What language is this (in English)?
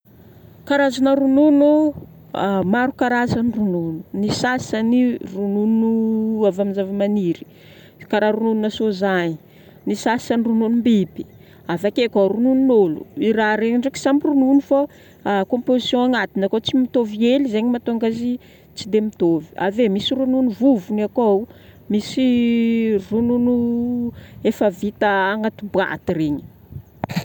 Northern Betsimisaraka Malagasy